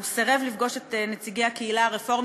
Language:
Hebrew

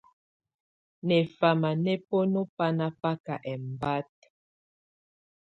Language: Tunen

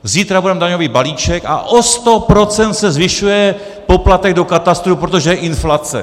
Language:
Czech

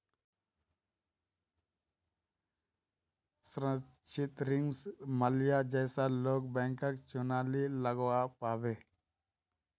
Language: Magahi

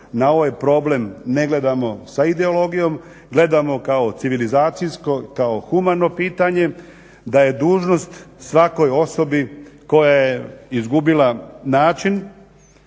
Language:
Croatian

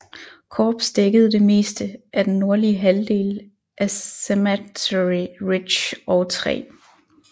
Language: Danish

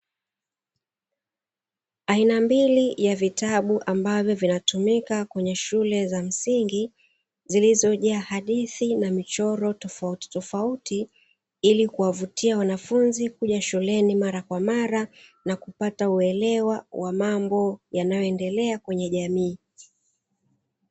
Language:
Swahili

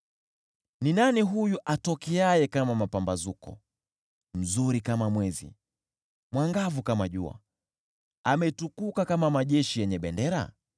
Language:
Swahili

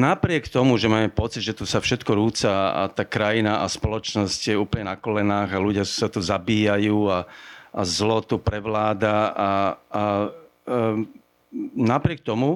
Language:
Slovak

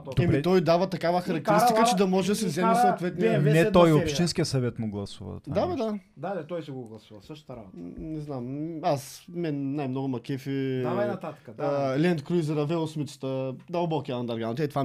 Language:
Bulgarian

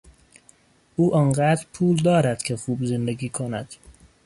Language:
Persian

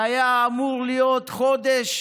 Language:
Hebrew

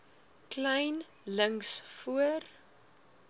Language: Afrikaans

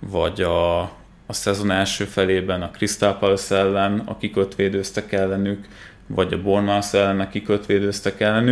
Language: Hungarian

